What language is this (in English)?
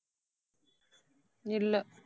Tamil